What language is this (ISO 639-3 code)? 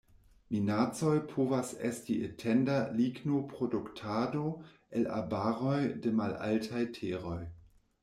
epo